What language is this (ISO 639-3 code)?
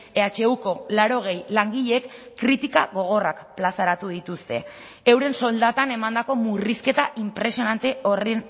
eus